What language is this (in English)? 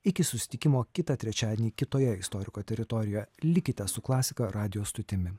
Lithuanian